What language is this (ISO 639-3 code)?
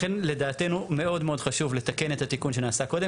heb